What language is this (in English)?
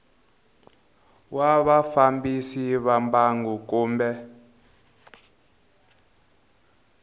Tsonga